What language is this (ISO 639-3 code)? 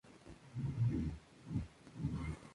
spa